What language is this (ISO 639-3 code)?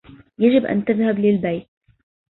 ara